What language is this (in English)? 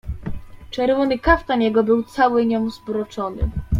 Polish